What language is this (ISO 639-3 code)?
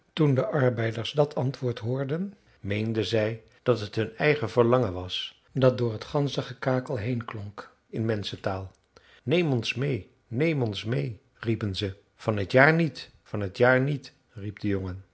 nld